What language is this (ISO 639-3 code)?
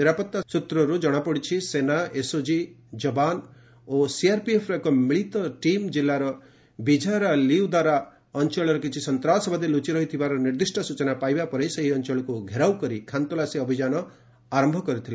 ori